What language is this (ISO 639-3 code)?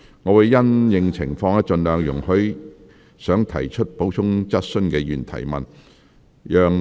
yue